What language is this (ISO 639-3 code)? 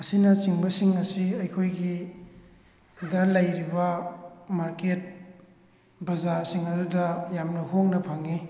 mni